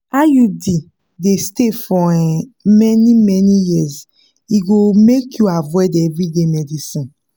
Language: Nigerian Pidgin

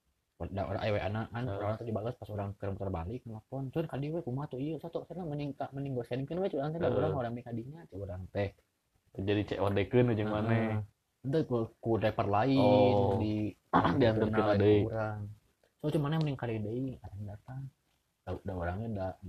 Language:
Indonesian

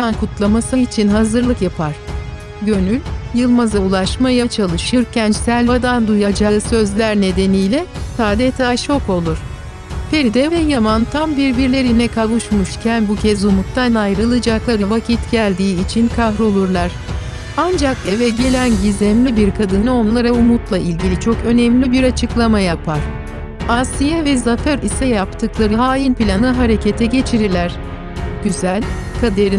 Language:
Turkish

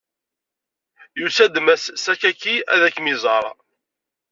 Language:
Kabyle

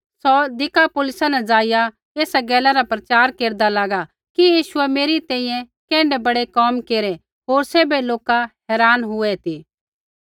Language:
Kullu Pahari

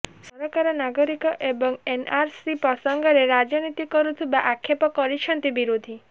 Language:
Odia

